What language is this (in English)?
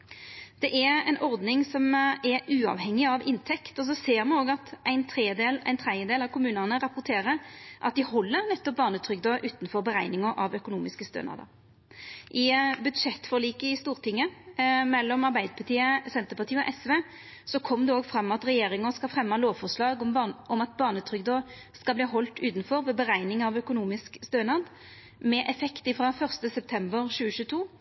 Norwegian Nynorsk